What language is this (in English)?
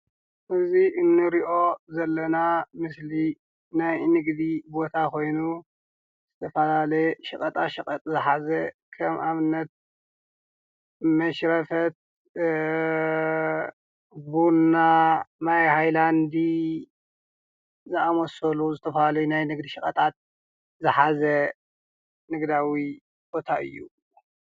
Tigrinya